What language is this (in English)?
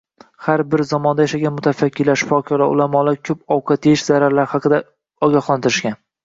Uzbek